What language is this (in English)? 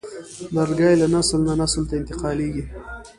Pashto